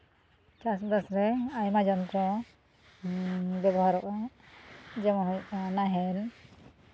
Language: Santali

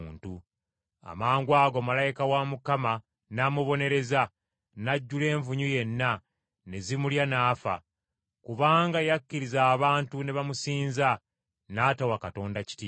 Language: Ganda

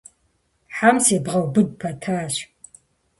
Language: Kabardian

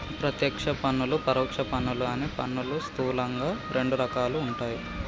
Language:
Telugu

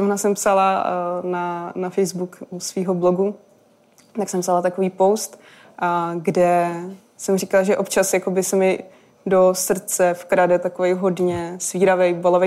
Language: Czech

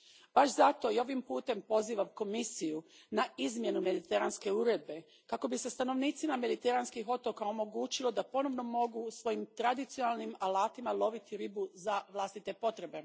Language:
Croatian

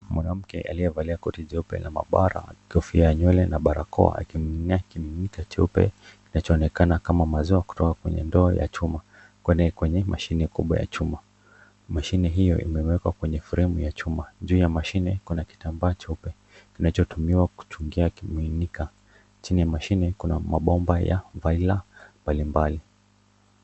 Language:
Swahili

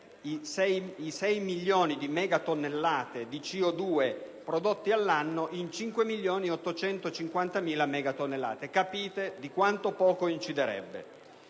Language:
Italian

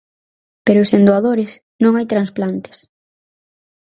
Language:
Galician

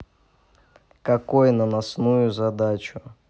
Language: Russian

